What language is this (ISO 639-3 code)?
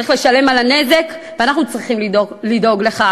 heb